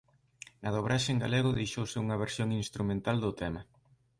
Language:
Galician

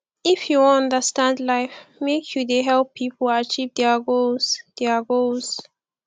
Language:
Nigerian Pidgin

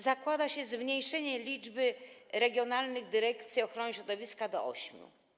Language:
Polish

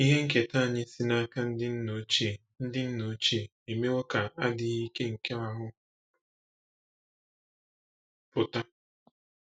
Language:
Igbo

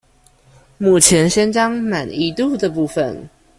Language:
Chinese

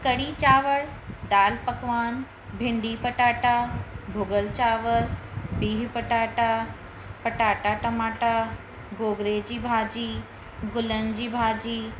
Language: Sindhi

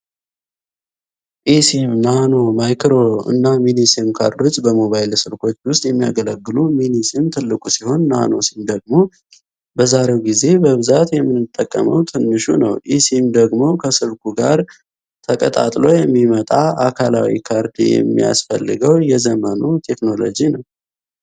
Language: Amharic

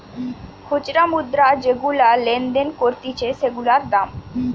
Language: Bangla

